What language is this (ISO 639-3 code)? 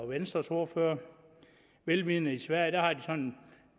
dan